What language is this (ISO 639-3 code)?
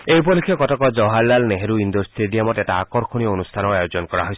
asm